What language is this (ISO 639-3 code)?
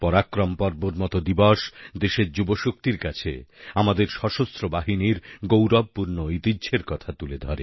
ben